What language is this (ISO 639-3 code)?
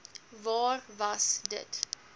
afr